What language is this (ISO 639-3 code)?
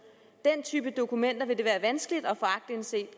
dan